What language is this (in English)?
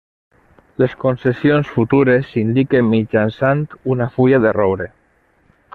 Catalan